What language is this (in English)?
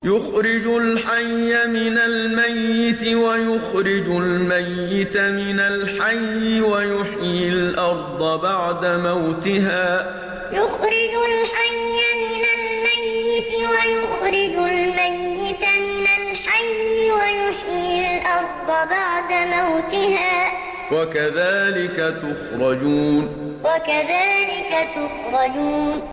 Arabic